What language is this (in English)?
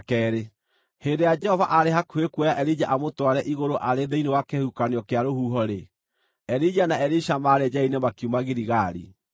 Kikuyu